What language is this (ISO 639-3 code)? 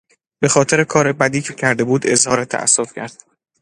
fas